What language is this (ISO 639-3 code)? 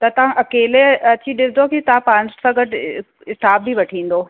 snd